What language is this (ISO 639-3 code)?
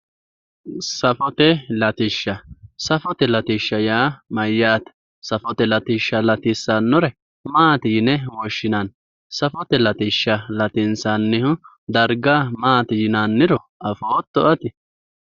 sid